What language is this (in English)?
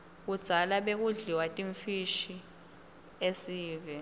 Swati